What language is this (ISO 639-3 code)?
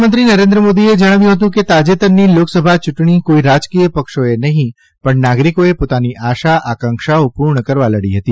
guj